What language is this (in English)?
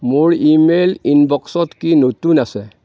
Assamese